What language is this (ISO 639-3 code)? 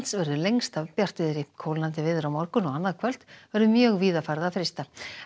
isl